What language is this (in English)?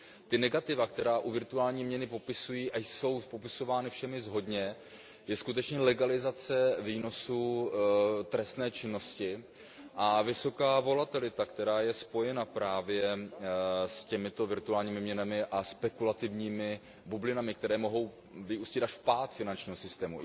Czech